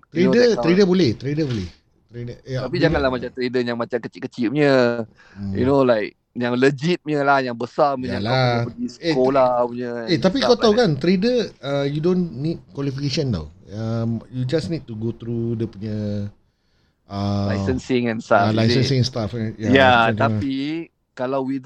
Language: Malay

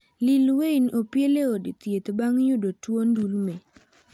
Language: Luo (Kenya and Tanzania)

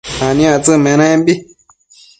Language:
Matsés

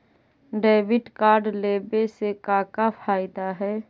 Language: Magahi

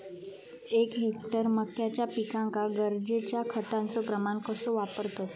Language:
Marathi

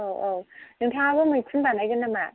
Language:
Bodo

